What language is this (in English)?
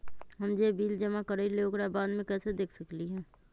Magahi